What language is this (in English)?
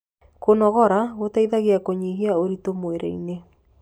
Kikuyu